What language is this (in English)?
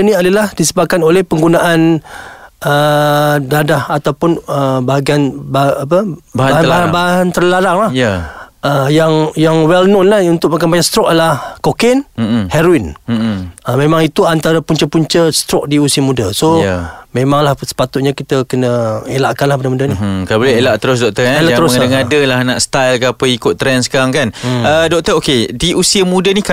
Malay